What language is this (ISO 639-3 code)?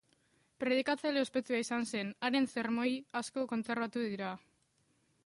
eus